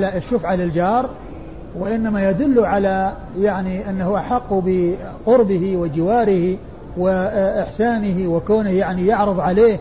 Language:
Arabic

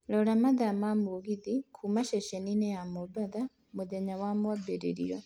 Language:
Kikuyu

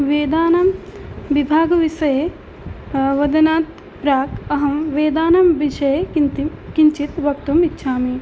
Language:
Sanskrit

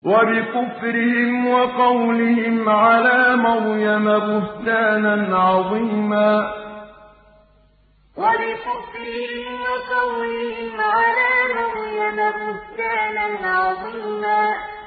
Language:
Arabic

